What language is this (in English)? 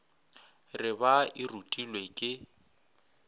Northern Sotho